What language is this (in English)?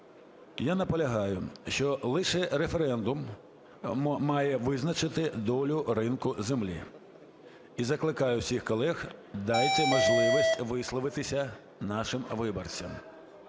Ukrainian